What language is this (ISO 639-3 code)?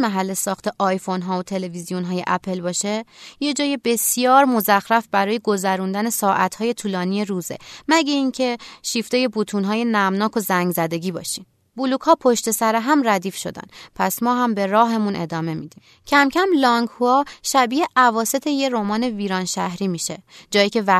fas